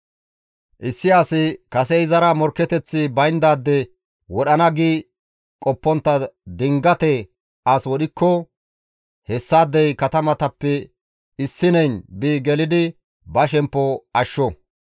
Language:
Gamo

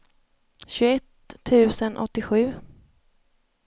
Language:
Swedish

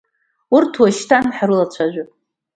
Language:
Abkhazian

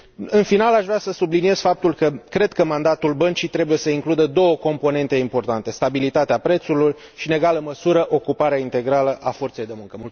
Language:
Romanian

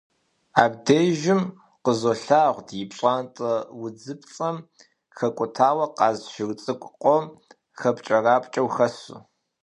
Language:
Kabardian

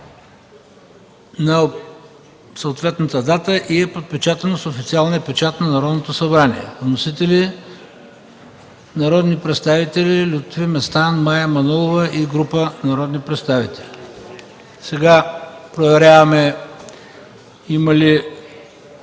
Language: Bulgarian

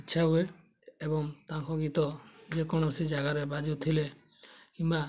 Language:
Odia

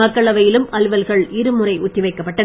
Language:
Tamil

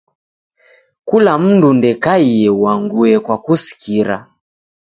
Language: Taita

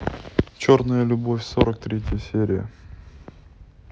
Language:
Russian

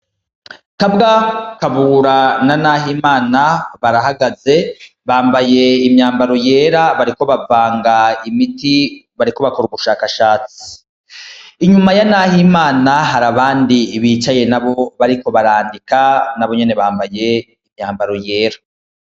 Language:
Rundi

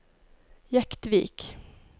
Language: Norwegian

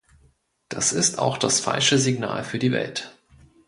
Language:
German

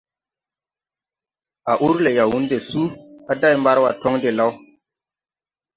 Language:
Tupuri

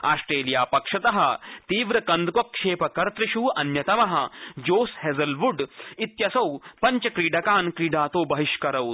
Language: Sanskrit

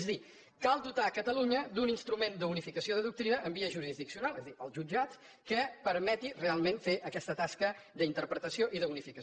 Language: Catalan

